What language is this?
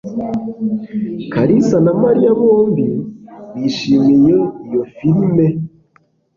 Kinyarwanda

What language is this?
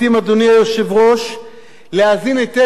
Hebrew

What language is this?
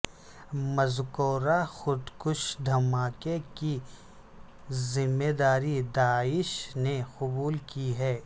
Urdu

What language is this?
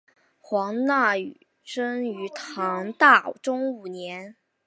Chinese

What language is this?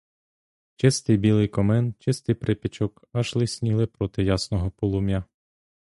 Ukrainian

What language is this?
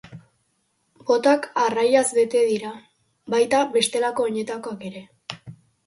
Basque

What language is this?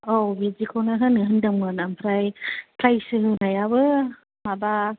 Bodo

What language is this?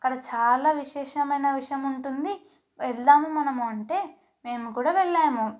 Telugu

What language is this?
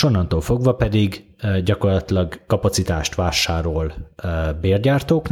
Hungarian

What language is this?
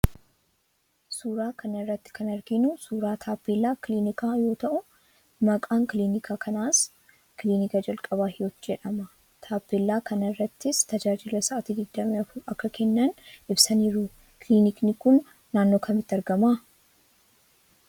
Oromo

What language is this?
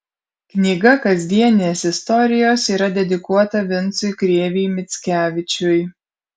Lithuanian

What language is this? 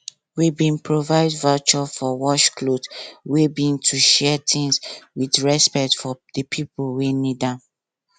Nigerian Pidgin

